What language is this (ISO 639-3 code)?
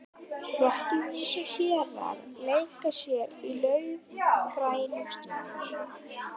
isl